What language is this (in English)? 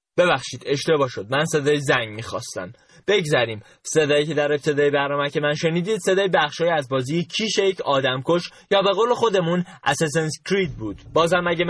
Persian